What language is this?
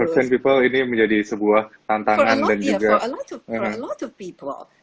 Indonesian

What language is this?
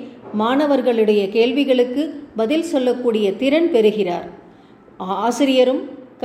Tamil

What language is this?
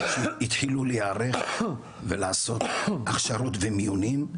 Hebrew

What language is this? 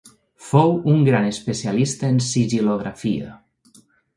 Catalan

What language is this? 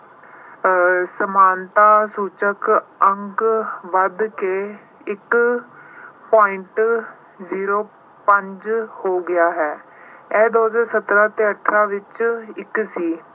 Punjabi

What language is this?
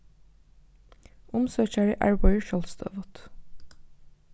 Faroese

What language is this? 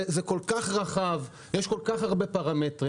Hebrew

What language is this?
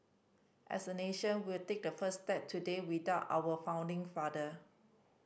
English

